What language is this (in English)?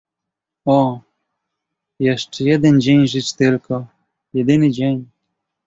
Polish